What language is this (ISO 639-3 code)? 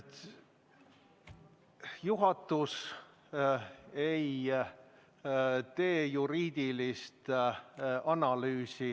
est